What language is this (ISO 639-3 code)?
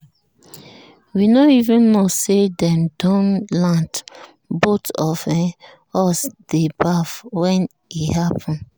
pcm